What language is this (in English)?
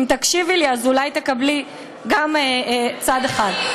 Hebrew